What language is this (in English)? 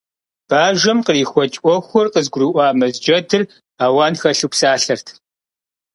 Kabardian